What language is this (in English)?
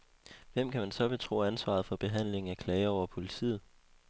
Danish